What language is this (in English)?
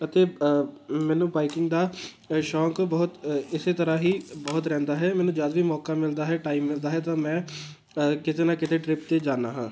Punjabi